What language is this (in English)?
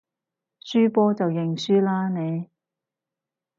Cantonese